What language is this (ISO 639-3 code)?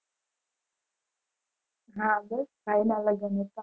guj